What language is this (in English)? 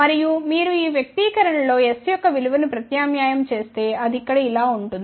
Telugu